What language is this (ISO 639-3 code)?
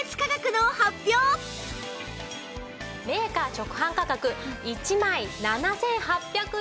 jpn